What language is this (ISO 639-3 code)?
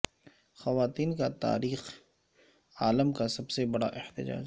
urd